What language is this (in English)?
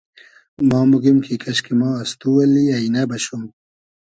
Hazaragi